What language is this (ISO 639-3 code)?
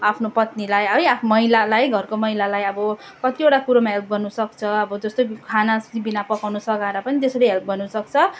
nep